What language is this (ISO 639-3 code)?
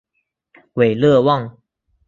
zho